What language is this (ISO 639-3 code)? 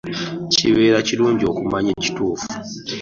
lug